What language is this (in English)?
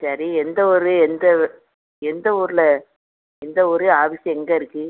Tamil